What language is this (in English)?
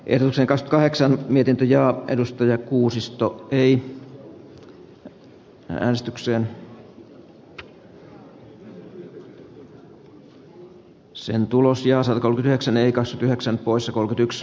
Finnish